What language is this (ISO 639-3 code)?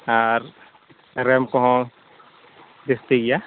sat